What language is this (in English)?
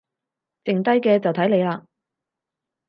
Cantonese